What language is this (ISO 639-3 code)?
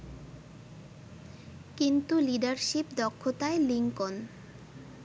ben